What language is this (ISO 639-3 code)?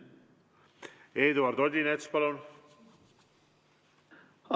est